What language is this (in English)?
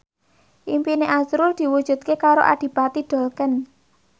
Javanese